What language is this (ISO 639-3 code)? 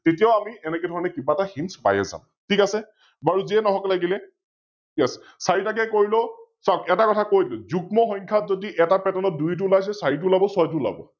asm